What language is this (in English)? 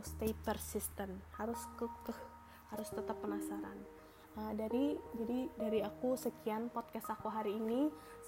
Indonesian